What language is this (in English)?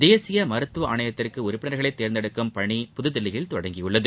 Tamil